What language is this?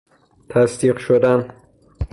Persian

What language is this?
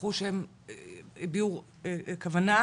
Hebrew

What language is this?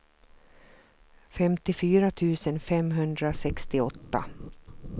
Swedish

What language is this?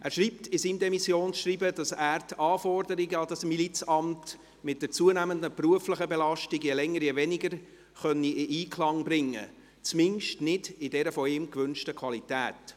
Swiss German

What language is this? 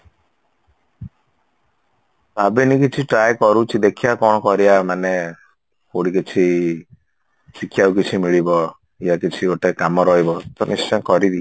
Odia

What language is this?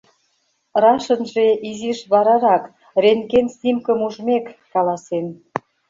Mari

